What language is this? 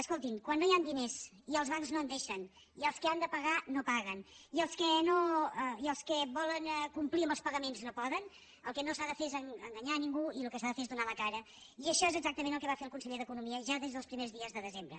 Catalan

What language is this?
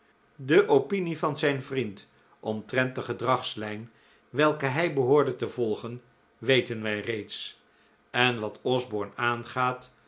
Dutch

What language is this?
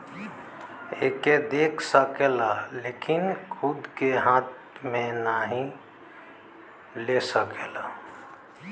Bhojpuri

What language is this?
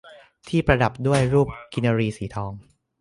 Thai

